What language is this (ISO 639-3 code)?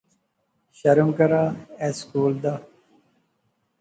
phr